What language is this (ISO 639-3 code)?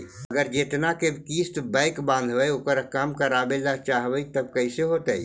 mag